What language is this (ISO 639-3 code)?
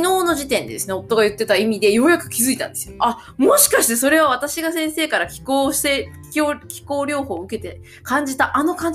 jpn